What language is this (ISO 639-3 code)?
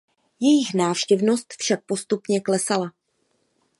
ces